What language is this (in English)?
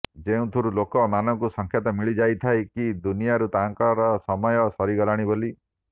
Odia